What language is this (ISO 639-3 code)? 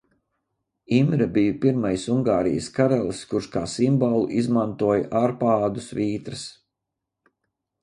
lav